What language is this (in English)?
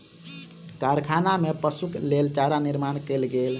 Maithili